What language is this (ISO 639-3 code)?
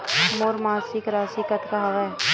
hne